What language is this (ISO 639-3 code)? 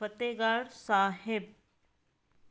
pan